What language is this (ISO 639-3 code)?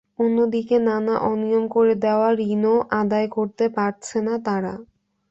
ben